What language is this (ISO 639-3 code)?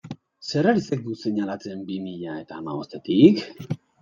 eus